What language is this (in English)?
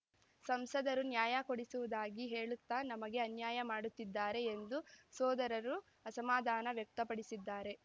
Kannada